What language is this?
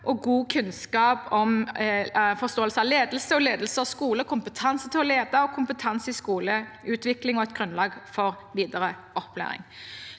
Norwegian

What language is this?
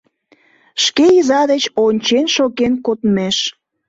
Mari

